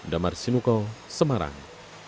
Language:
Indonesian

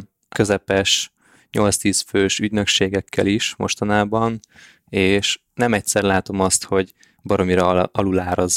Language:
Hungarian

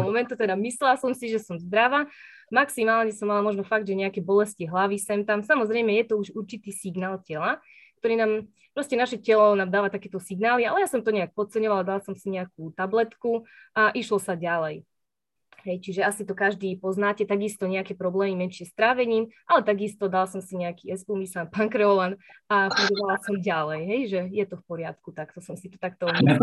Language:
Slovak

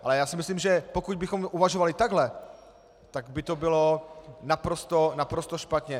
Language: Czech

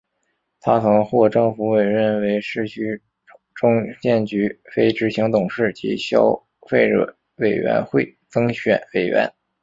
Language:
Chinese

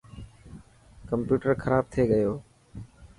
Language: Dhatki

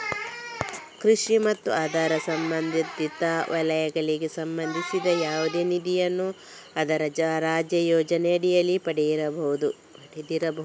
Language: Kannada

